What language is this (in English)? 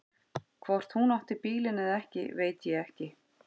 Icelandic